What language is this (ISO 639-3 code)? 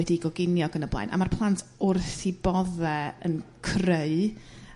cym